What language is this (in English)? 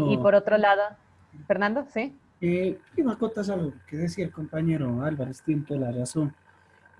Spanish